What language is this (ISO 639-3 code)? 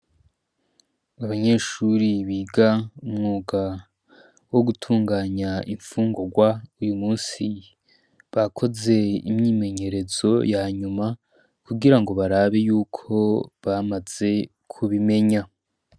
run